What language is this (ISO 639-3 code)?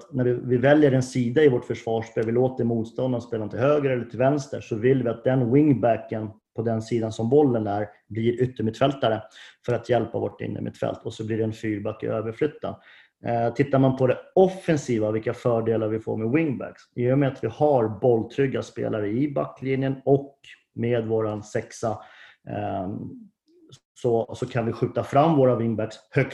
swe